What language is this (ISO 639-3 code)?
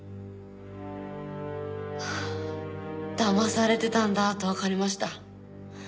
jpn